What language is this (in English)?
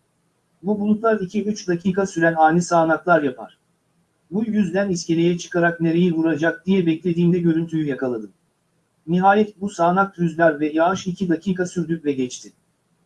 Turkish